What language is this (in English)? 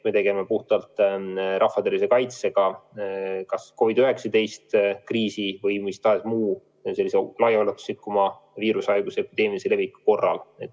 Estonian